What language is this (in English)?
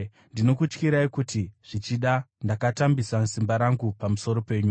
Shona